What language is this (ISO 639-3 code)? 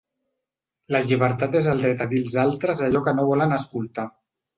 cat